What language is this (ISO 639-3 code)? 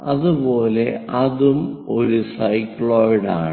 mal